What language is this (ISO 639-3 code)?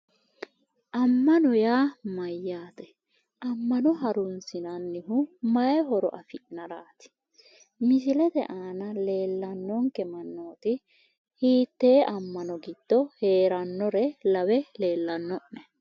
sid